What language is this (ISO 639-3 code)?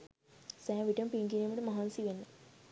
sin